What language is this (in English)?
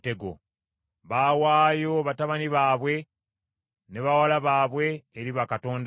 Ganda